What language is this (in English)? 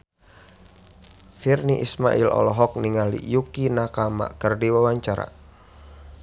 Sundanese